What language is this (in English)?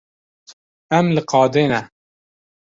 Kurdish